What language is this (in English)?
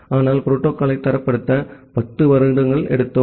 Tamil